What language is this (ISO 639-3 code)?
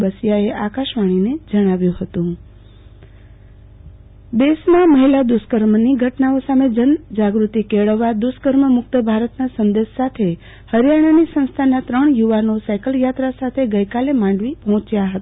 guj